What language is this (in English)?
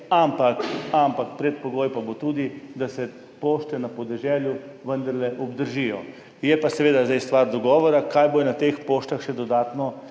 Slovenian